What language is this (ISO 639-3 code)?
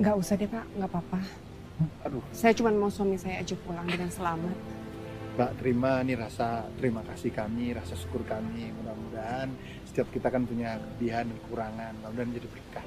ind